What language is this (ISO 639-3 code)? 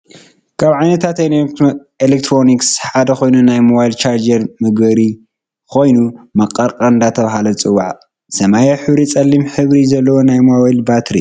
tir